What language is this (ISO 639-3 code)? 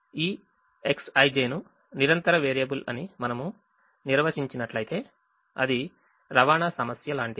tel